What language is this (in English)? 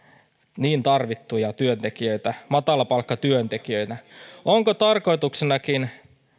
Finnish